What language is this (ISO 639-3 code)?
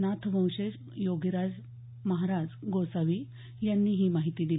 mar